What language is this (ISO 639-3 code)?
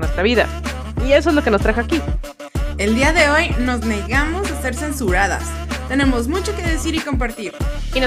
spa